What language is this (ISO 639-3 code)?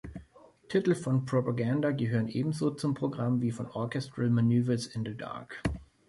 deu